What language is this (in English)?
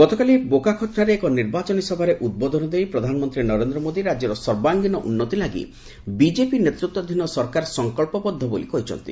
Odia